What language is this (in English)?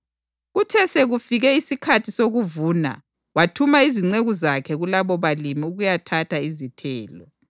North Ndebele